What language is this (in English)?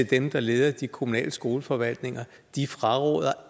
Danish